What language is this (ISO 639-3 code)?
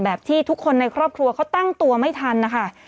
tha